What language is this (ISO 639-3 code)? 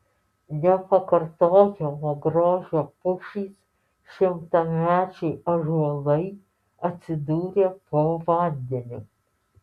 lit